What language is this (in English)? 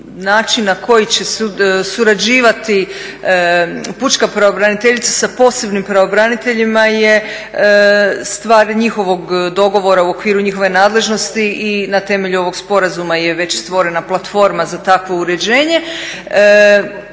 Croatian